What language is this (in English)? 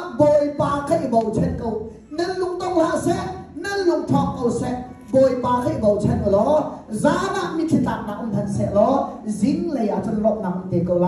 Arabic